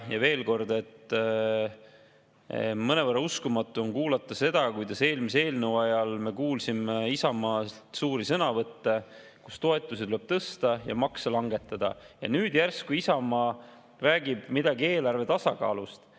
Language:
Estonian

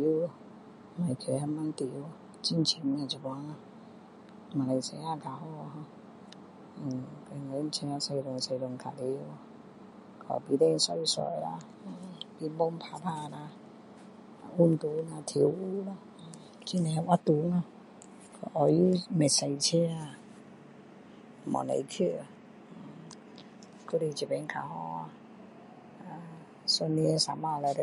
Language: Min Dong Chinese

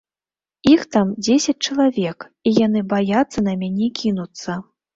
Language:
Belarusian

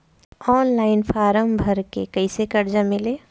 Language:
Bhojpuri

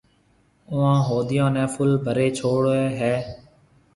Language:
Marwari (Pakistan)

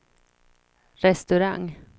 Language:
Swedish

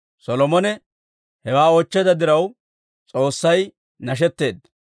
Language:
Dawro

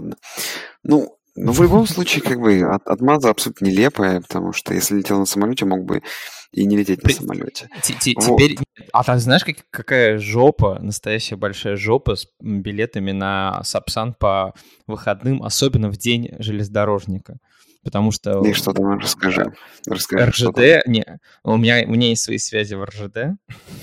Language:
Russian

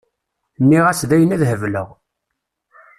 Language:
Kabyle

